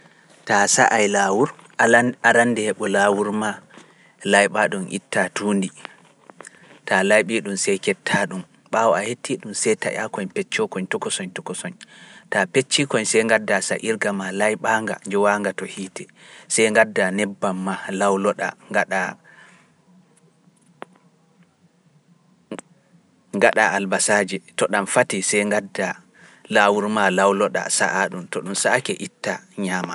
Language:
Pular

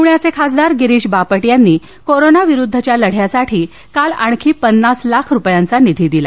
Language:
Marathi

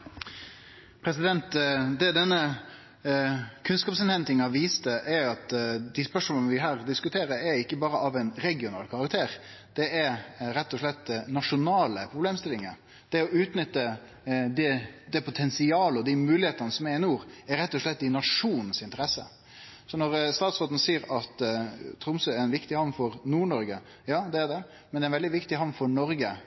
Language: Norwegian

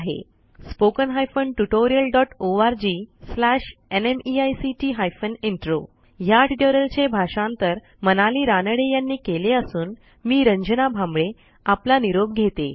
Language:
Marathi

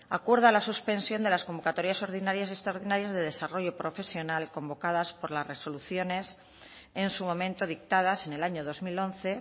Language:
Spanish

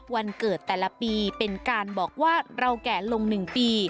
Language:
Thai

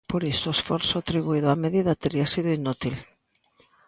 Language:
Galician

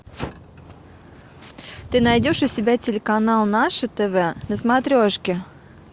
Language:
Russian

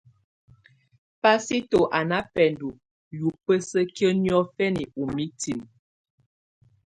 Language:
Tunen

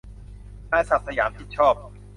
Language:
Thai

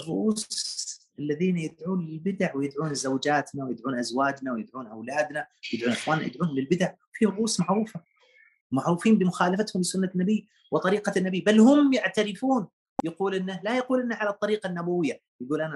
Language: Arabic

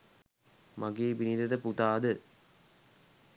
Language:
Sinhala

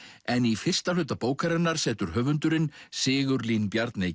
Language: Icelandic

